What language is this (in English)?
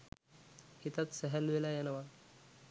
Sinhala